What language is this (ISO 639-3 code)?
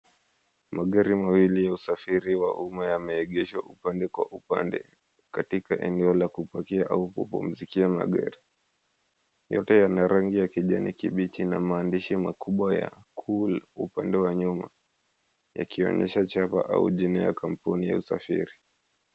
swa